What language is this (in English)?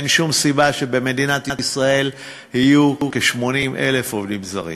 Hebrew